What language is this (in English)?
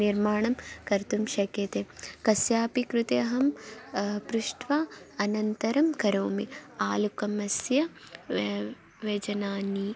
Sanskrit